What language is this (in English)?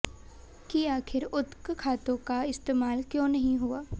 Hindi